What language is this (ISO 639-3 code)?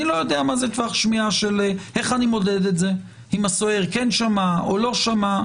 heb